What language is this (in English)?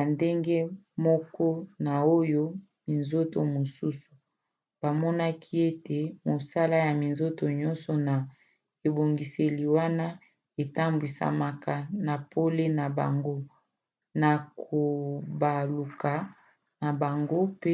Lingala